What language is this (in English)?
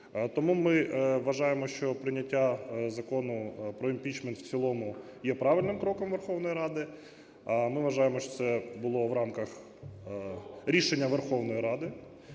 Ukrainian